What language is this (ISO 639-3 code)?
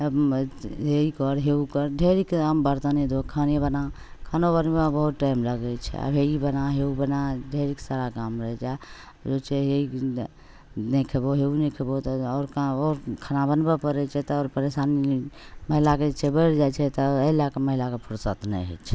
mai